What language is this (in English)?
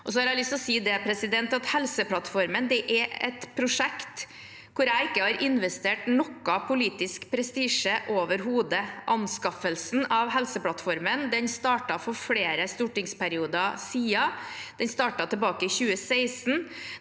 Norwegian